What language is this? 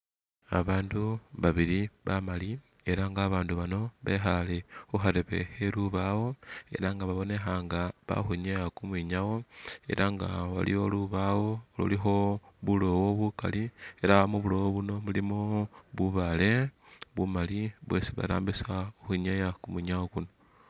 Masaaba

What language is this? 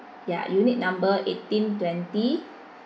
English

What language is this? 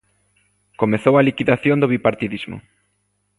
Galician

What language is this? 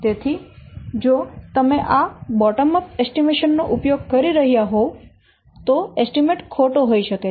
Gujarati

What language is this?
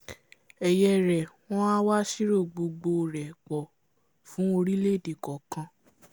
Yoruba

